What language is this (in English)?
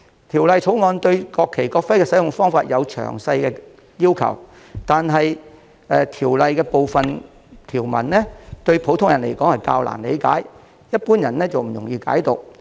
Cantonese